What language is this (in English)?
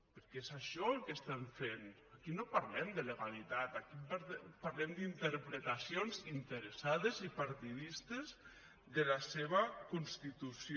Catalan